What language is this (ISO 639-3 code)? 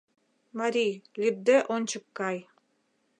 chm